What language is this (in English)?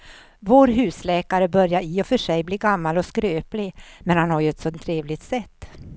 Swedish